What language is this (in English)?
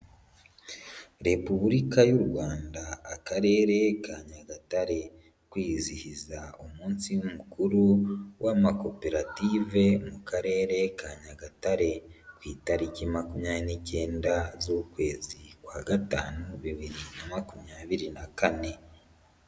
Kinyarwanda